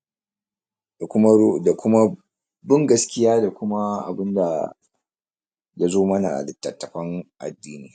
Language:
Hausa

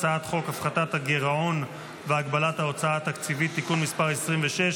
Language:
Hebrew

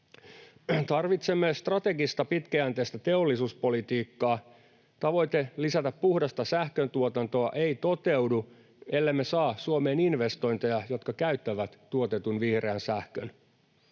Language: Finnish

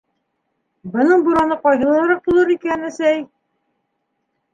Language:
Bashkir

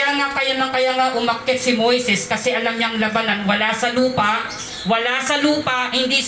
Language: Filipino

